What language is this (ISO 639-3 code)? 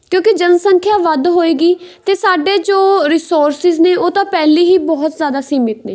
pan